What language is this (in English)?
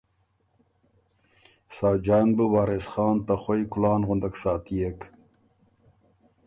Ormuri